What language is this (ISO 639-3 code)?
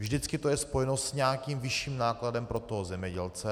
ces